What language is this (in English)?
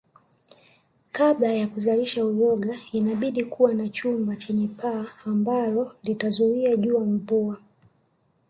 Swahili